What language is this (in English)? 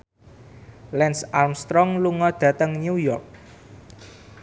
Javanese